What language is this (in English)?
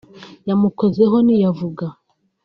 Kinyarwanda